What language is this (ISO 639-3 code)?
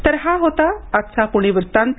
mar